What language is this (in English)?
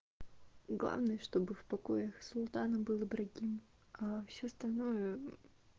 Russian